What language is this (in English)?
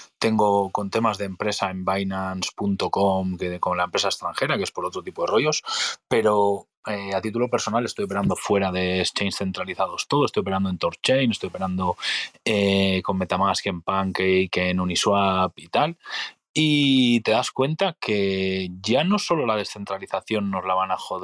Spanish